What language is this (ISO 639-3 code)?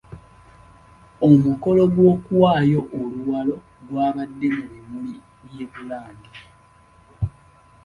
lug